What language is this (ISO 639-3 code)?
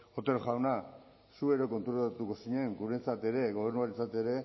eus